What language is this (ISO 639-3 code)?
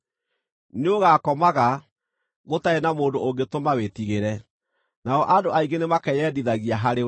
kik